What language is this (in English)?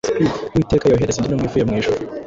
Kinyarwanda